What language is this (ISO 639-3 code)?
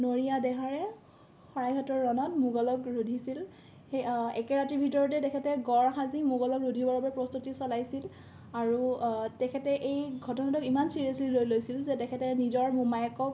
asm